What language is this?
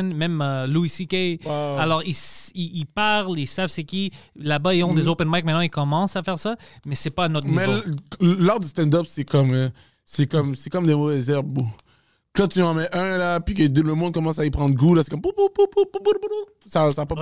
French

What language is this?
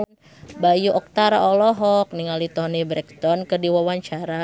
Sundanese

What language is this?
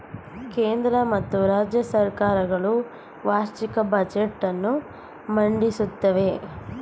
Kannada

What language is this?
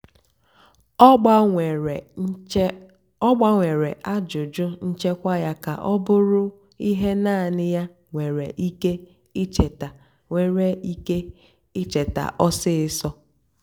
Igbo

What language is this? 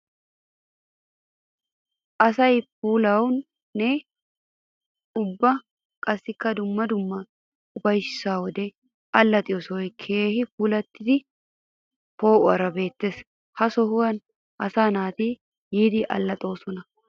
Wolaytta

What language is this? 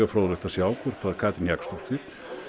Icelandic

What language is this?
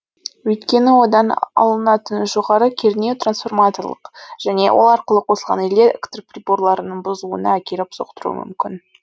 Kazakh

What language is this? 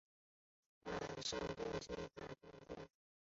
Chinese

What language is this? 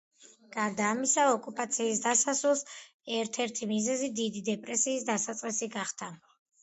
Georgian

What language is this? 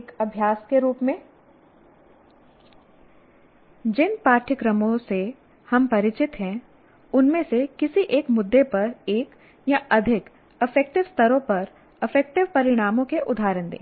Hindi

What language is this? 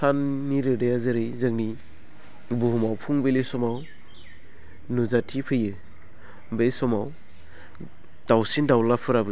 Bodo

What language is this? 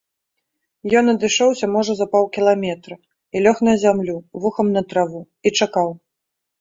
Belarusian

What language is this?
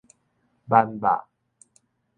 Min Nan Chinese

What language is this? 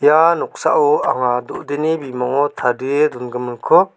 Garo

